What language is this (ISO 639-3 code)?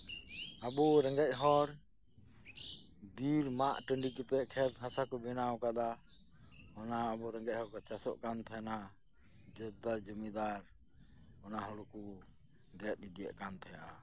sat